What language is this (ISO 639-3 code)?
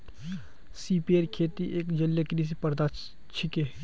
mag